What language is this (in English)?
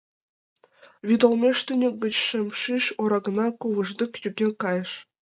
Mari